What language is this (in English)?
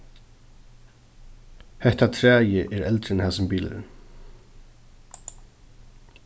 Faroese